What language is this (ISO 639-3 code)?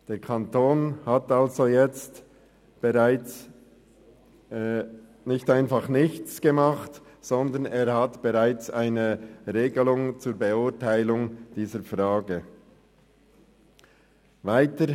gsw